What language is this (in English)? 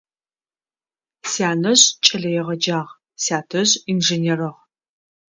Adyghe